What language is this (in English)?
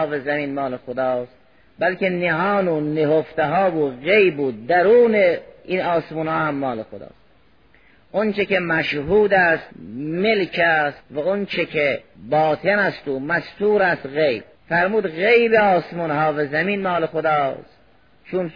Persian